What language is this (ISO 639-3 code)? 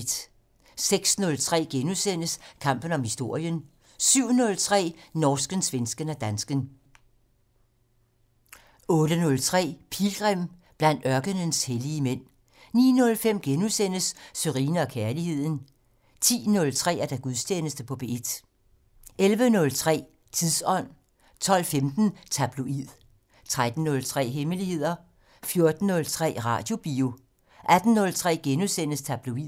dan